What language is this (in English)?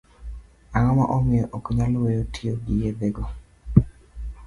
Luo (Kenya and Tanzania)